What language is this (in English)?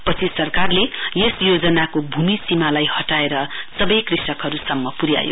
Nepali